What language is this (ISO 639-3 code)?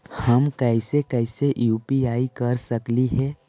mag